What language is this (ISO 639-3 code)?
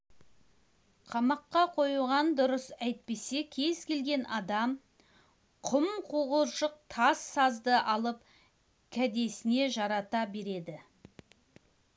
kaz